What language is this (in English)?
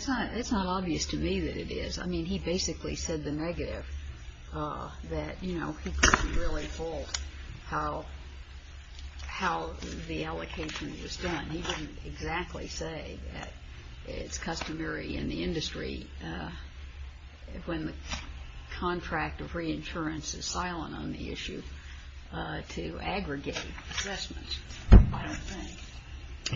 English